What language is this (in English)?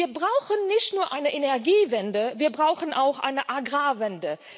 German